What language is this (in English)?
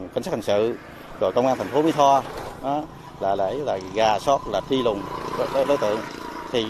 Vietnamese